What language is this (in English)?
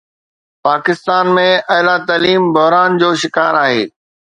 Sindhi